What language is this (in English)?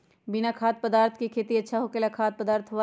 Magahi